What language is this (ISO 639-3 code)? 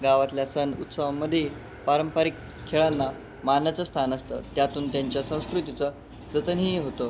mar